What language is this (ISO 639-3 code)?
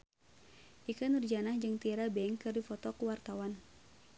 sun